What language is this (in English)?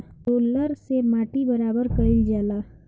Bhojpuri